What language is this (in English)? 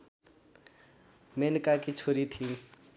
Nepali